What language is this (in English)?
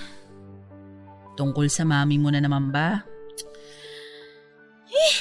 Filipino